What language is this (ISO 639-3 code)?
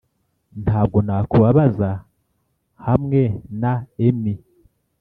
kin